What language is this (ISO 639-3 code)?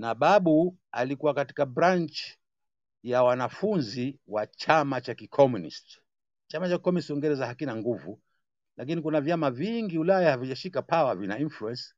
swa